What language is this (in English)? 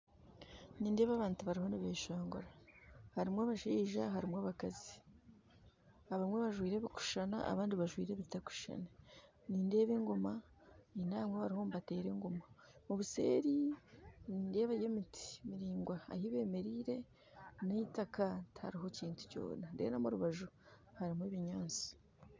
Nyankole